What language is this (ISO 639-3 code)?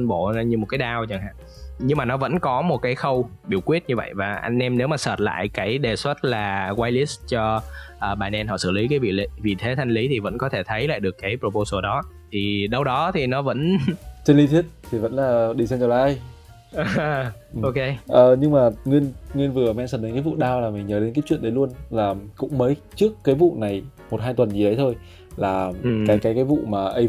vie